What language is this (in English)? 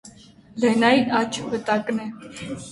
Armenian